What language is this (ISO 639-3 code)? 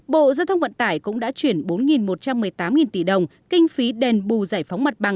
vie